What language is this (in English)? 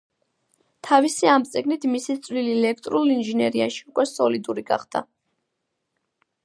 Georgian